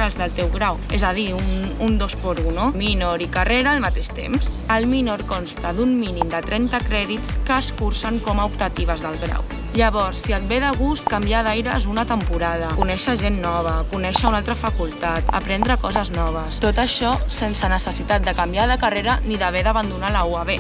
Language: Catalan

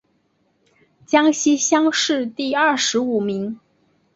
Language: Chinese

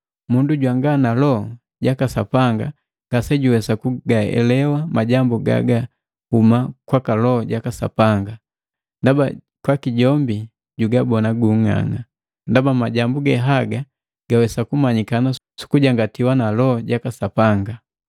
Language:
Matengo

